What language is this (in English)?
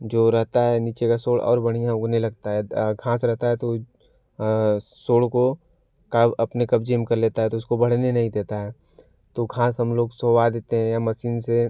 Hindi